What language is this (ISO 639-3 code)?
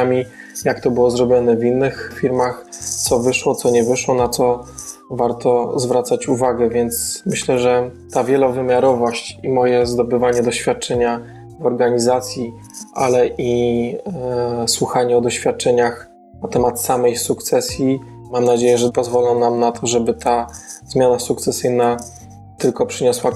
pol